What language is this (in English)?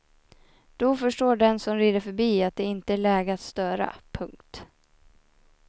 Swedish